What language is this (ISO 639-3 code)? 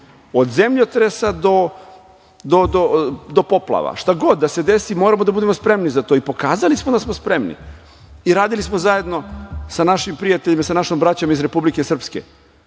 srp